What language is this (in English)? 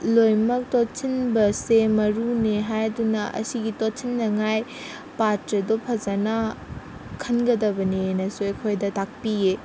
Manipuri